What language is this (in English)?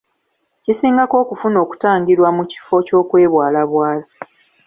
Ganda